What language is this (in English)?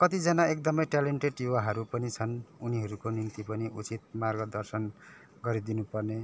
Nepali